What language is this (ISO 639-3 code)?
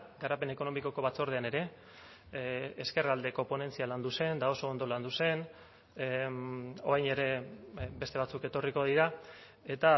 eus